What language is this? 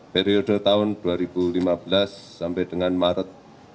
Indonesian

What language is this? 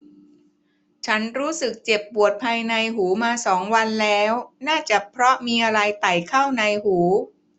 Thai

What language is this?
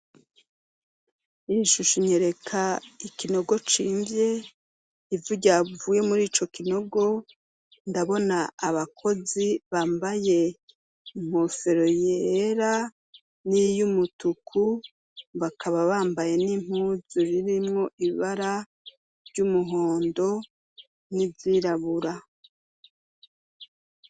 Rundi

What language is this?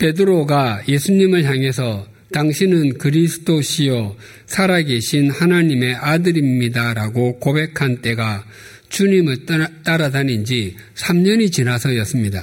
Korean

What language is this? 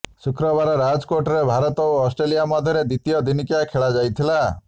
Odia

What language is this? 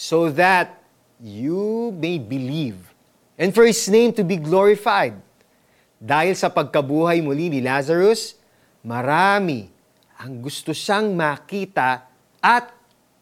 Filipino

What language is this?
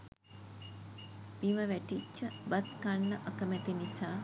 Sinhala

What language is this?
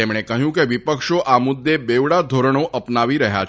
Gujarati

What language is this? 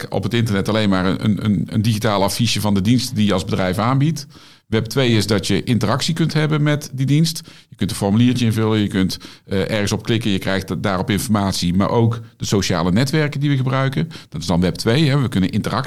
Dutch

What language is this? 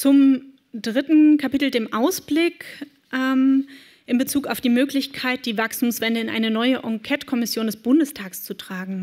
German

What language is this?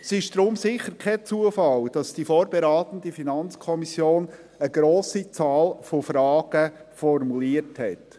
Swiss German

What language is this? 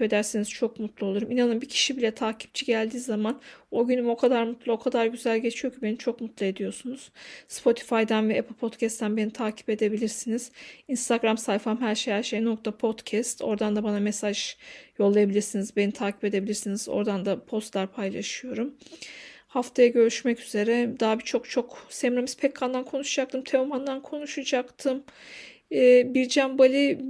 Turkish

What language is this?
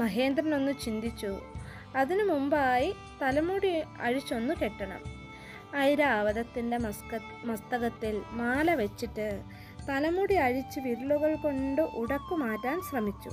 Malayalam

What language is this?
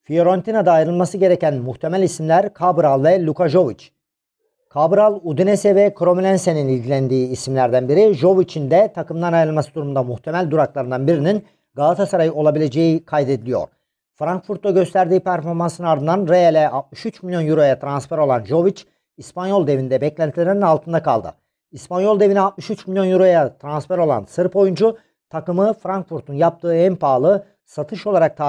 Turkish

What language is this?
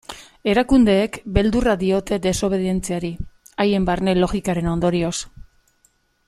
Basque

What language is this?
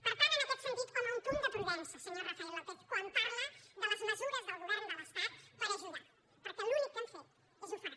Catalan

